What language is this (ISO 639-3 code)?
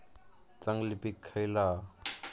mar